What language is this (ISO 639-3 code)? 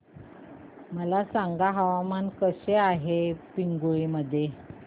mar